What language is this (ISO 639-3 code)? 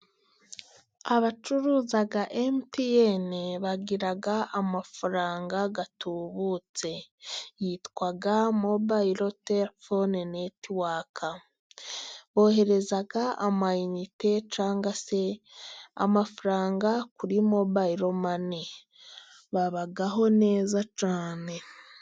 kin